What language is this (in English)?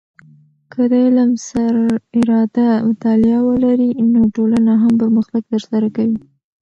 Pashto